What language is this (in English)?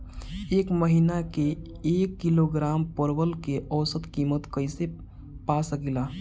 Bhojpuri